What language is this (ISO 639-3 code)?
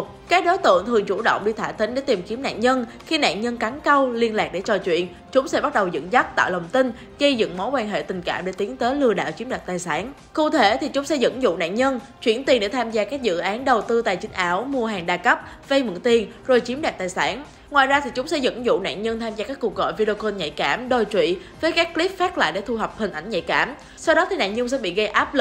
vie